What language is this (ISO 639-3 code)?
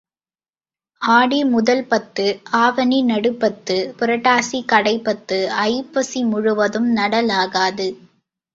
tam